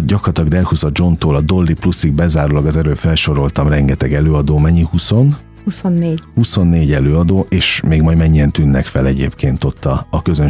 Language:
Hungarian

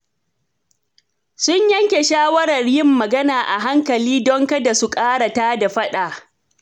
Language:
Hausa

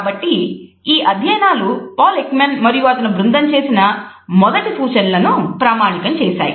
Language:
Telugu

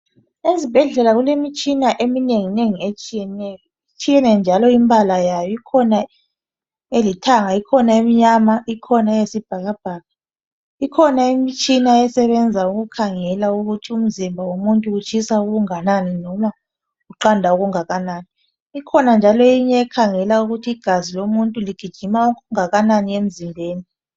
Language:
North Ndebele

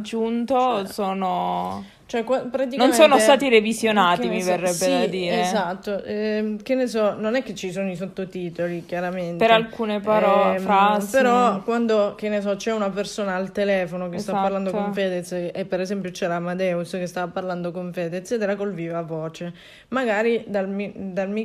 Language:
Italian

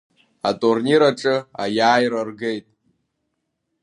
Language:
Abkhazian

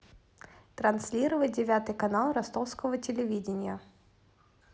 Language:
Russian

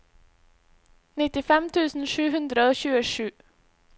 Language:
Norwegian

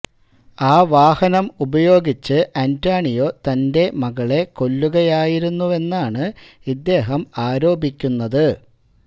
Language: Malayalam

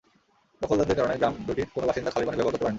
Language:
Bangla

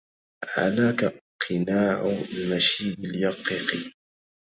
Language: Arabic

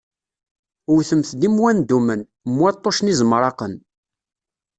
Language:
Kabyle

